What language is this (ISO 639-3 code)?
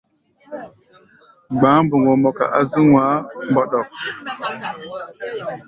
gba